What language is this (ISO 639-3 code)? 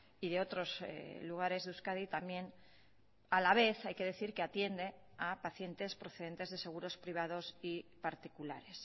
spa